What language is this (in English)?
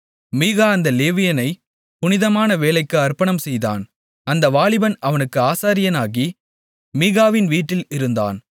Tamil